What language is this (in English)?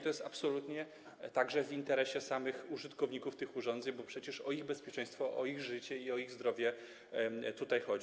Polish